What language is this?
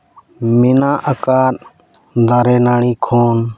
Santali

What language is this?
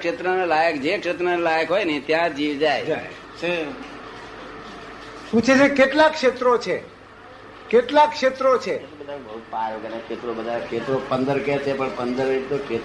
Gujarati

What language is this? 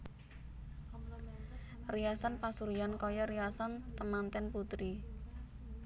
Javanese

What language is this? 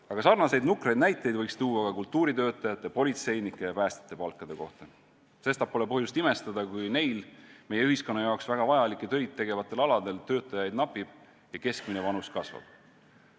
Estonian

